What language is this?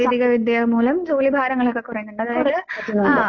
Malayalam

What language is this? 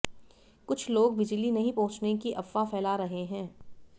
Hindi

